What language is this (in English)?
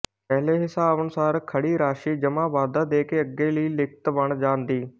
Punjabi